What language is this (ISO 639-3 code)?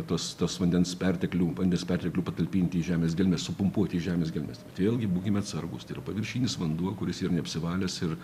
lit